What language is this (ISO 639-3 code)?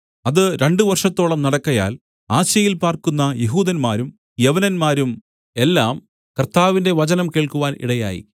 mal